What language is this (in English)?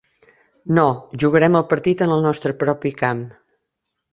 Catalan